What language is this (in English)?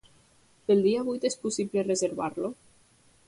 Catalan